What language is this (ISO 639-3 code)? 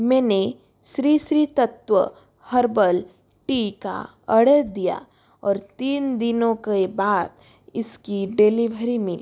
hin